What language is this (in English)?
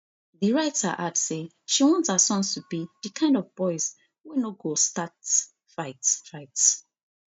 Nigerian Pidgin